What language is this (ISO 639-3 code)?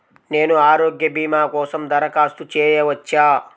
tel